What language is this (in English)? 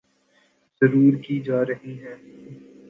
Urdu